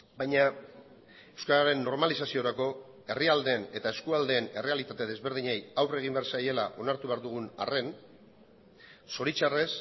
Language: Basque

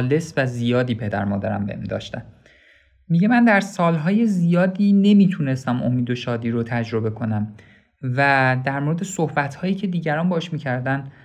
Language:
Persian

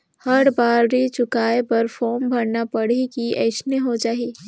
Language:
Chhattisgarhi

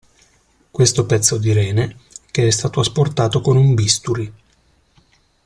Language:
Italian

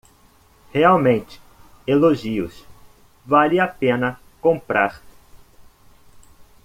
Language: Portuguese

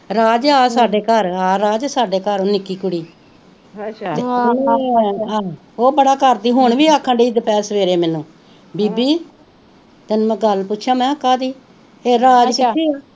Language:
Punjabi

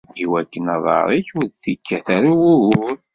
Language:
Kabyle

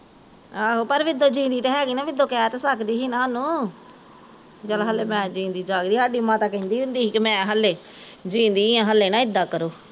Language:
Punjabi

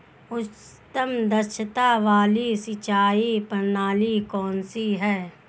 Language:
Hindi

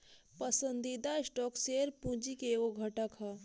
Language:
Bhojpuri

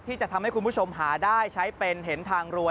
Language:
Thai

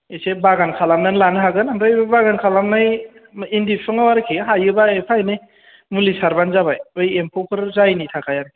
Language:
Bodo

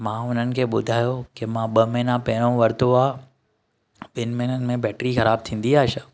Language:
Sindhi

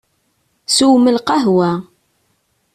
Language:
Kabyle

